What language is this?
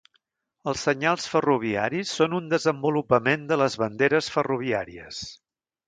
Catalan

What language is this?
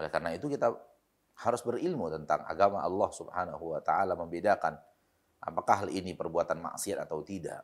Indonesian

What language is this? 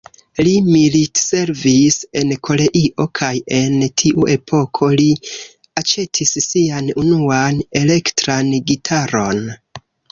Esperanto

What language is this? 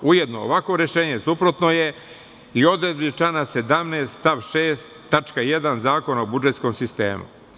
Serbian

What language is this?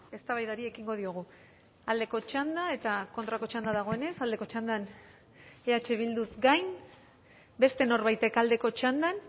Basque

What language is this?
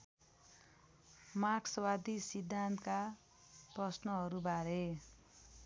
Nepali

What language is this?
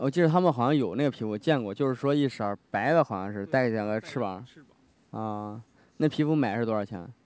Chinese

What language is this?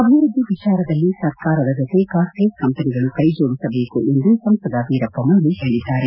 Kannada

